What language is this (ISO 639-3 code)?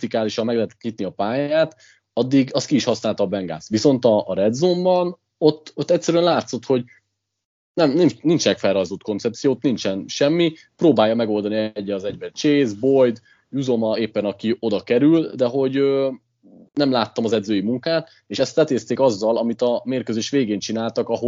hun